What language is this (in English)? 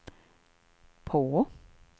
Swedish